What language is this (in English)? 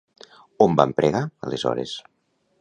Catalan